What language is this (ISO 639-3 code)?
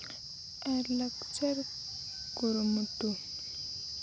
sat